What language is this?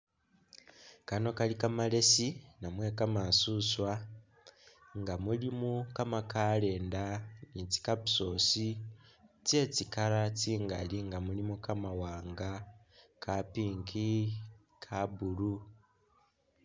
Masaaba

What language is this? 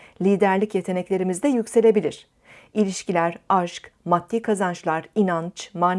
Turkish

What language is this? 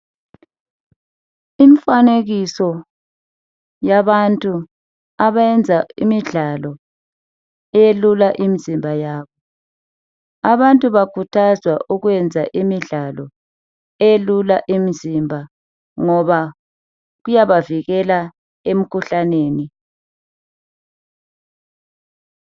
North Ndebele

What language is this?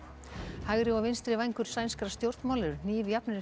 Icelandic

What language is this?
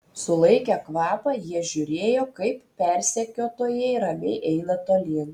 Lithuanian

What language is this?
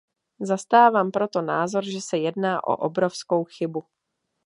Czech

